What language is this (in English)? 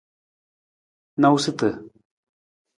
Nawdm